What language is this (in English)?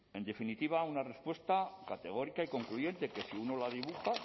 Spanish